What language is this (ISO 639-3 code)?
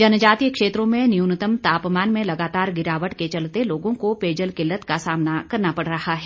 hin